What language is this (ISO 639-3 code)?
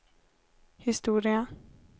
swe